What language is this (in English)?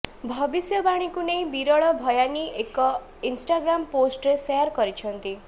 Odia